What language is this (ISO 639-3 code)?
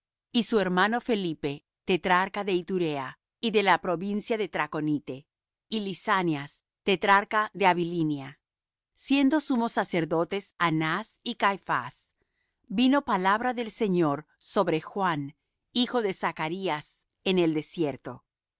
spa